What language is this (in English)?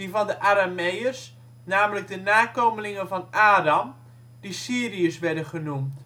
Dutch